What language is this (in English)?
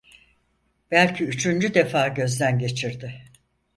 Turkish